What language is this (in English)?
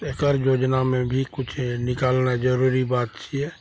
Maithili